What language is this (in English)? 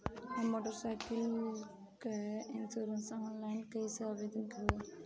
Bhojpuri